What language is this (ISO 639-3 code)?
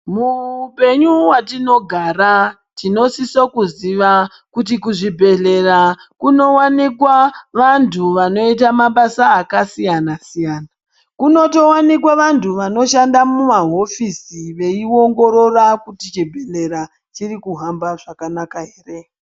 ndc